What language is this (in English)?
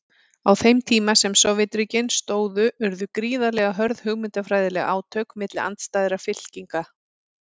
Icelandic